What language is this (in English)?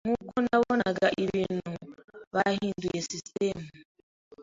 Kinyarwanda